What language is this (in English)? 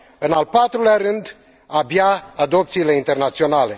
Romanian